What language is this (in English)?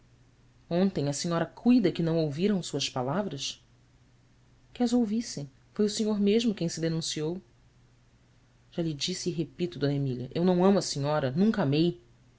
Portuguese